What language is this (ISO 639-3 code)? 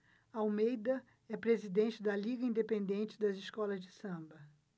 por